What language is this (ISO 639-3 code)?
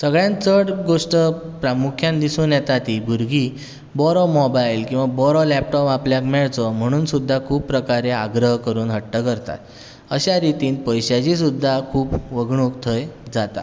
kok